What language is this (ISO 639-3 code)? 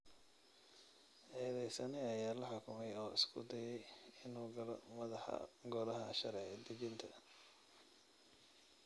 som